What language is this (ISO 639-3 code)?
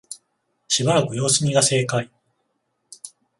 jpn